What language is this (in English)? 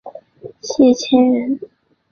Chinese